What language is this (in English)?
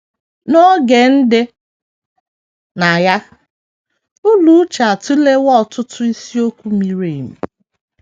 Igbo